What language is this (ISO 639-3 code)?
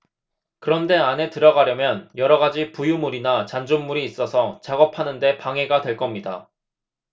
kor